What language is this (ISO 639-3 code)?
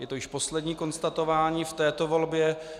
ces